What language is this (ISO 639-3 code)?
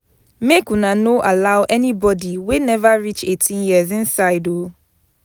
pcm